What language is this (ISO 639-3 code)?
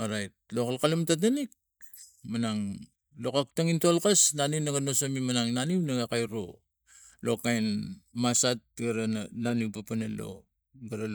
tgc